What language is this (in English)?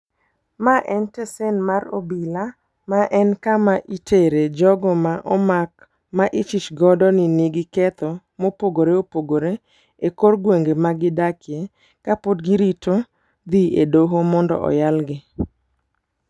Luo (Kenya and Tanzania)